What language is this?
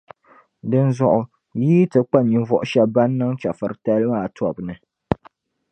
Dagbani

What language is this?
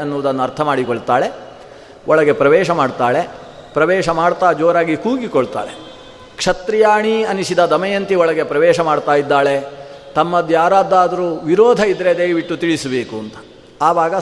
Kannada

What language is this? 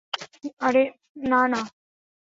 Bangla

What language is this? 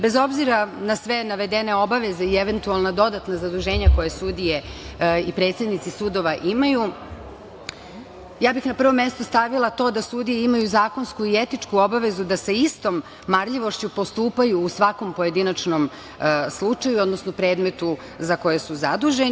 Serbian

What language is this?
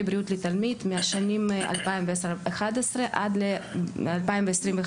Hebrew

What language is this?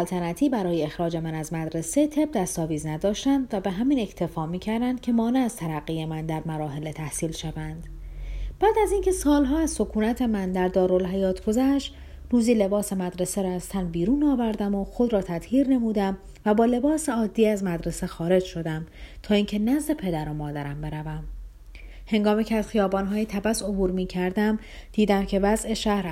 Persian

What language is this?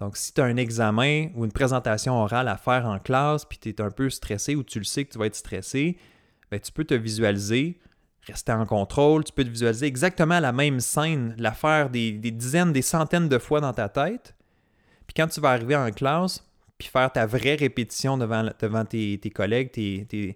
French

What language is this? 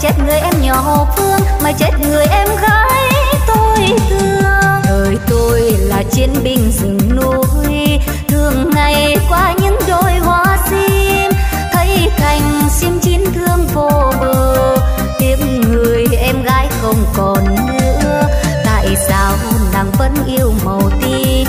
Vietnamese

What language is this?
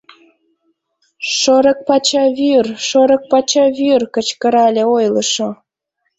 Mari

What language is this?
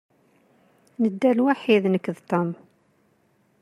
Kabyle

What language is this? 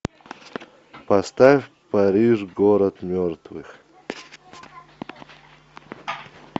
Russian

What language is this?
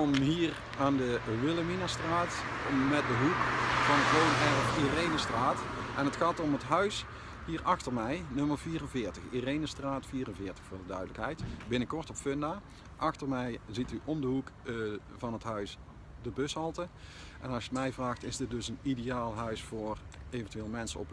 Dutch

